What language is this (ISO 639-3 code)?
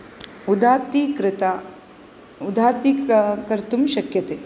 san